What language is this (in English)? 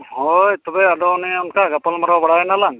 Santali